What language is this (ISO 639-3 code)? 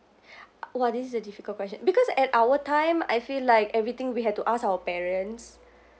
eng